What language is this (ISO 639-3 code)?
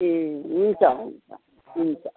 nep